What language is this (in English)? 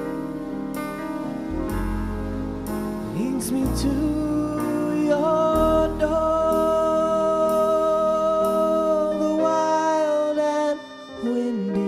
English